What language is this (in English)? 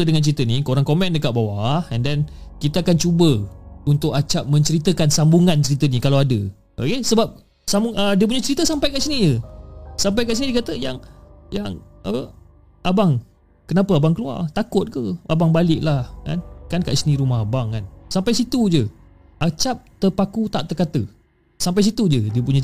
Malay